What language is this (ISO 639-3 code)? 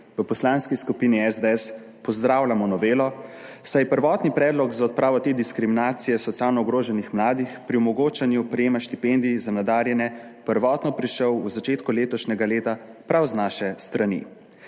slv